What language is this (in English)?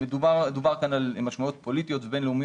Hebrew